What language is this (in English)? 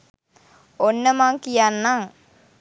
Sinhala